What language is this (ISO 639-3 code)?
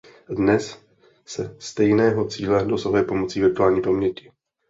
ces